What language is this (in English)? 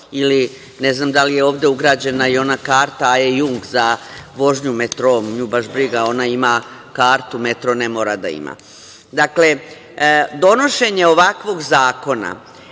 Serbian